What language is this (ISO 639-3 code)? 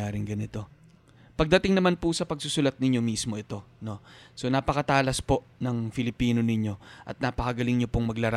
fil